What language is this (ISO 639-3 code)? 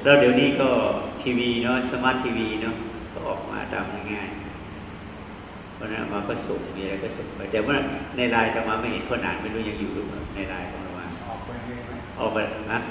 tha